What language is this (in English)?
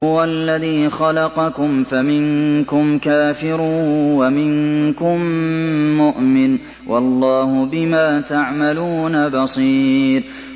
Arabic